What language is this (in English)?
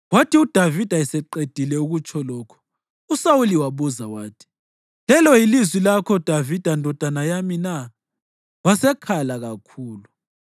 North Ndebele